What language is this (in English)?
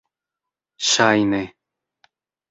Esperanto